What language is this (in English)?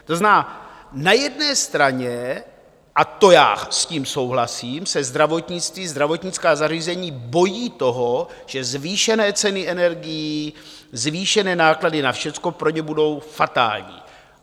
Czech